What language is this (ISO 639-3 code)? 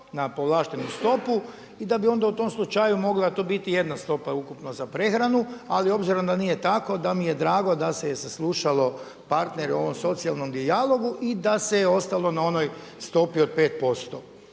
hrv